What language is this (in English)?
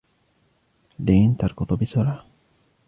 Arabic